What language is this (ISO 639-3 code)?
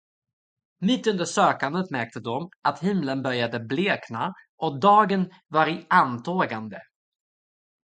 swe